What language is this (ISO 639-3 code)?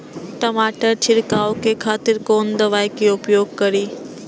mai